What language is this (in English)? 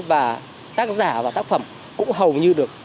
Vietnamese